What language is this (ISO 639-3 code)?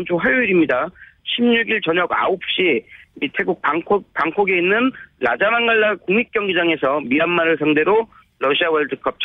kor